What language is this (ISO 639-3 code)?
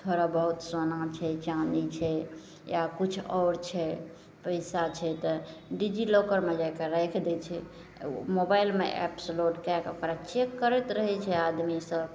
mai